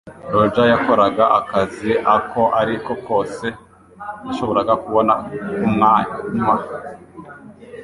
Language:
Kinyarwanda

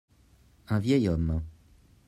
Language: French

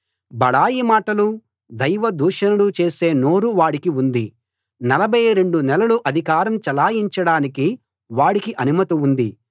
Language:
Telugu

